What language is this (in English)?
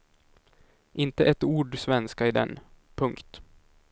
Swedish